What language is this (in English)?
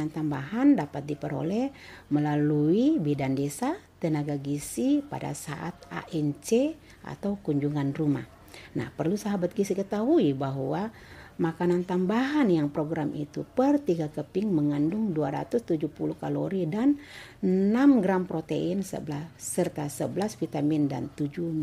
Indonesian